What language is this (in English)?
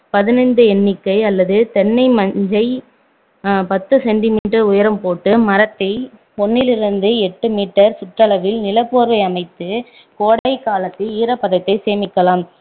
Tamil